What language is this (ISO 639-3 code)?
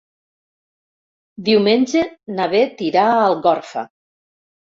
cat